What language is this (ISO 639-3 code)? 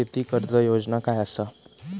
mar